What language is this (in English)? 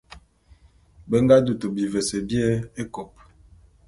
Bulu